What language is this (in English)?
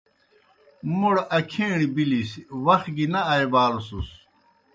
Kohistani Shina